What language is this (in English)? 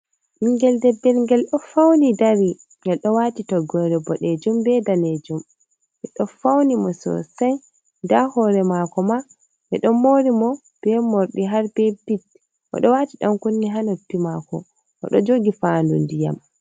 Fula